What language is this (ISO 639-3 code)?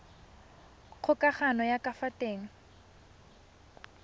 tsn